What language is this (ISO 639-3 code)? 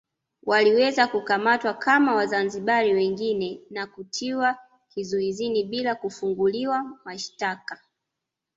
swa